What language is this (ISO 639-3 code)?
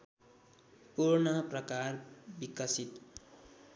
nep